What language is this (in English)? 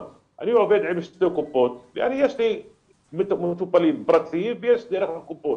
Hebrew